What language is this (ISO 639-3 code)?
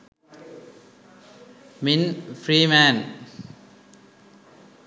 sin